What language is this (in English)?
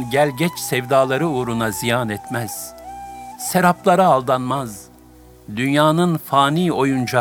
Turkish